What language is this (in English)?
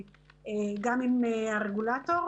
Hebrew